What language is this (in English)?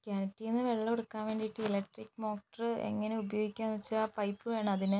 Malayalam